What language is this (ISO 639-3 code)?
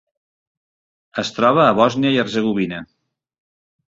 cat